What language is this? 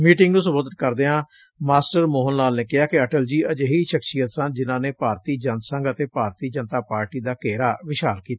Punjabi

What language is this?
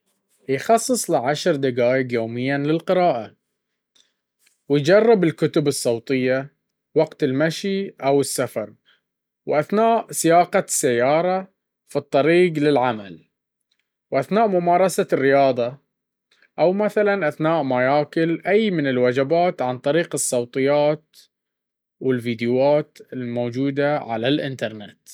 Baharna Arabic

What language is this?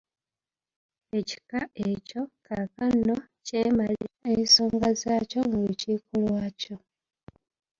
Ganda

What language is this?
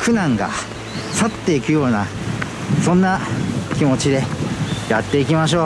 Japanese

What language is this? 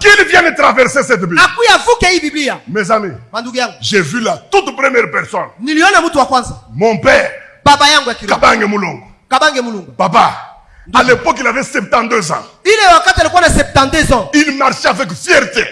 French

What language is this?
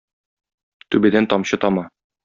Tatar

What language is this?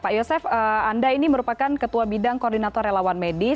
Indonesian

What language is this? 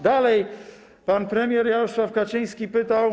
Polish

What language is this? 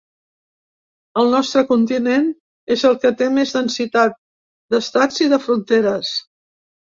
Catalan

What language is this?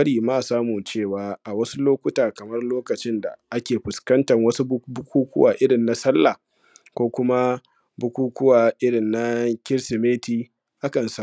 Hausa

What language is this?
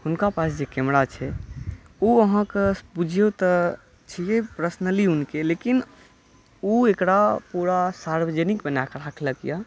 Maithili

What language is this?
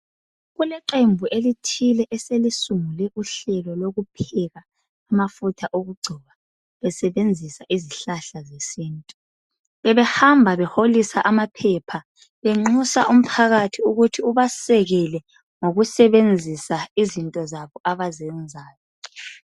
North Ndebele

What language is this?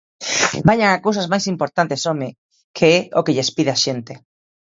Galician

